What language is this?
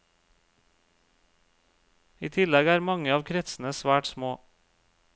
Norwegian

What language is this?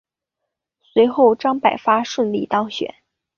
Chinese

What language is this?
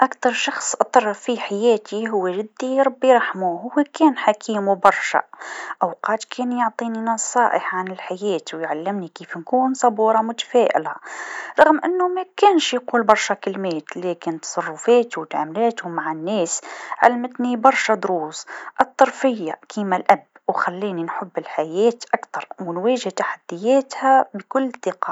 Tunisian Arabic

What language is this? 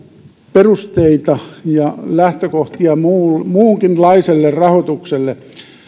Finnish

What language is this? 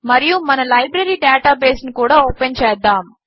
Telugu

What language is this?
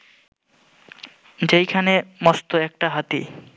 Bangla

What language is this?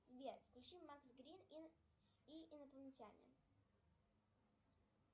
Russian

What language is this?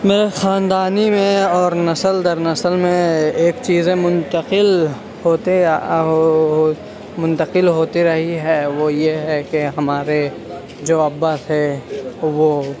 Urdu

